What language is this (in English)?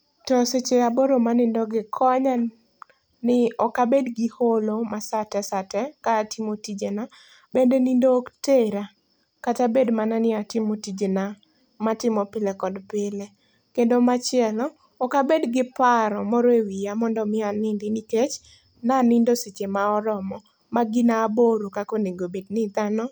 Luo (Kenya and Tanzania)